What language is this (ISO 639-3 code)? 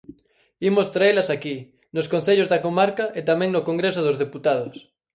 glg